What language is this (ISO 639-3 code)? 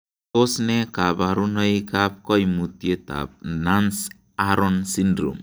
kln